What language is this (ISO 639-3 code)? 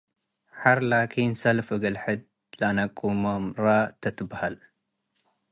tig